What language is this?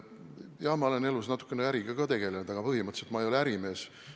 Estonian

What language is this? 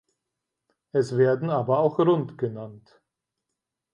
German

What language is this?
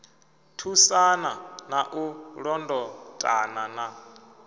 Venda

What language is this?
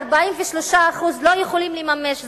Hebrew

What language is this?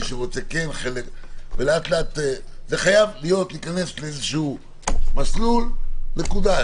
Hebrew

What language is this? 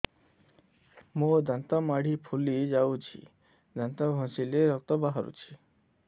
Odia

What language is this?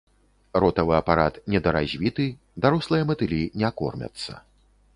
Belarusian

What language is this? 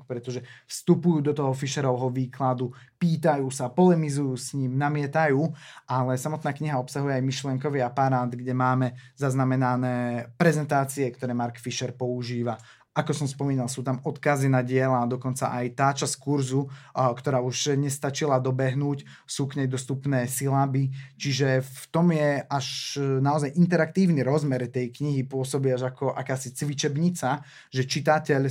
Slovak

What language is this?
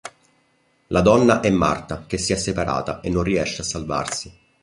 Italian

